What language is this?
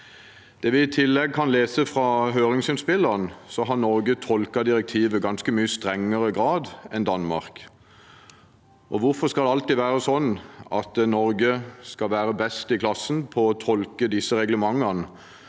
Norwegian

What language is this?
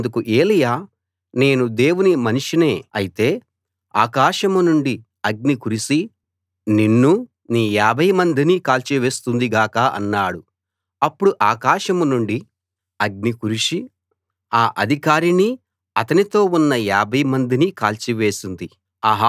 Telugu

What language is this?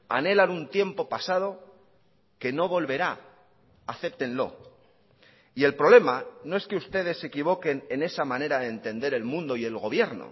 Spanish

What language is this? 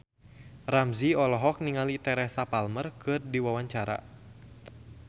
Sundanese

